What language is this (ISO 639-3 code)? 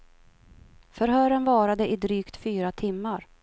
swe